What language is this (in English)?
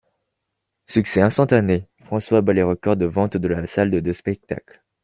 French